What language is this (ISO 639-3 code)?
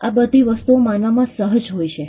guj